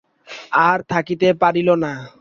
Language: Bangla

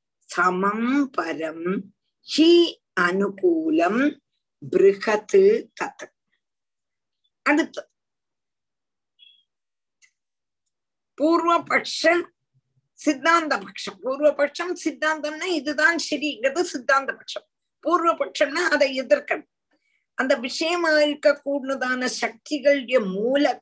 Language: Tamil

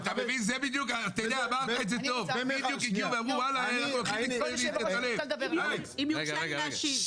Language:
Hebrew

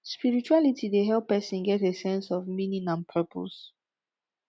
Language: Nigerian Pidgin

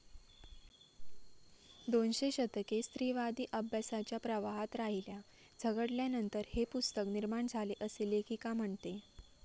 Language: Marathi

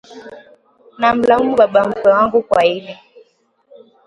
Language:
Swahili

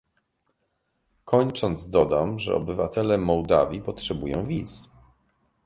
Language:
Polish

